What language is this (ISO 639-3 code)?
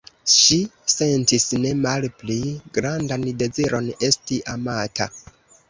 epo